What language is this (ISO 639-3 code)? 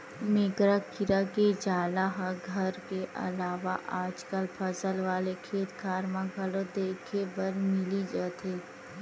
hne